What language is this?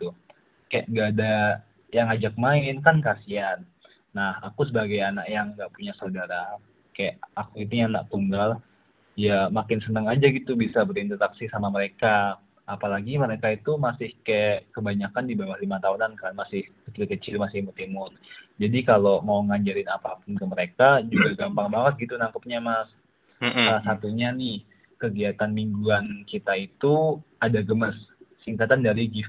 Indonesian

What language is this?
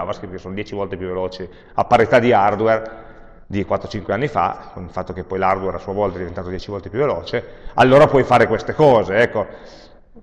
Italian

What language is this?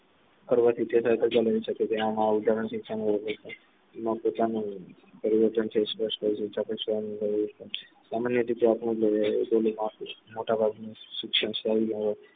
Gujarati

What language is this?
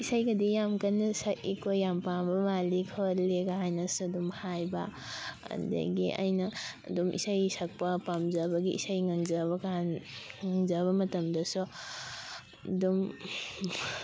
Manipuri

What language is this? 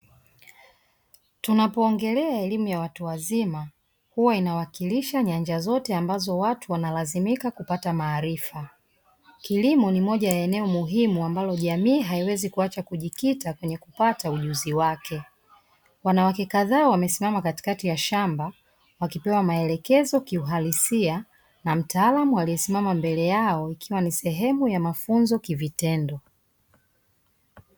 Swahili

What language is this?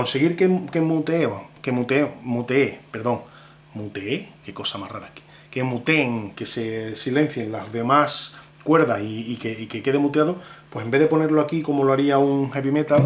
Spanish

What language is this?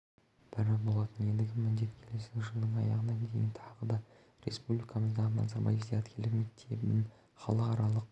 Kazakh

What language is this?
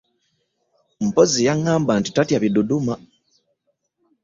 Ganda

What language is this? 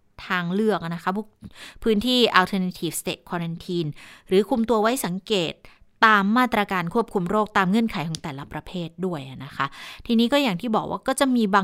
Thai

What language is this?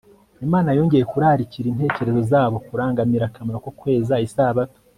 Kinyarwanda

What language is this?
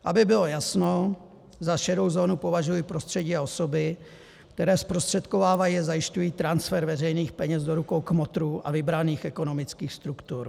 Czech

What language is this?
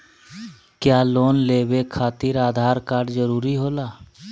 Magahi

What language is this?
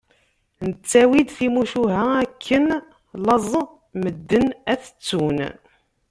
Kabyle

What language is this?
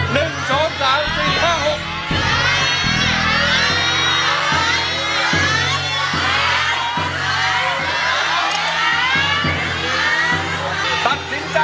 Thai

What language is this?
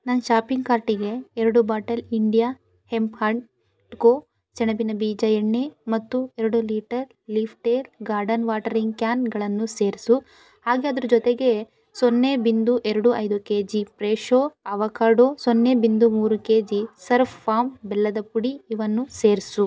Kannada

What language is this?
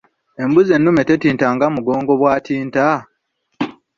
Ganda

